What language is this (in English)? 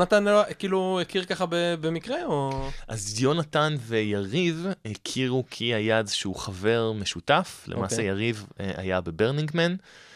Hebrew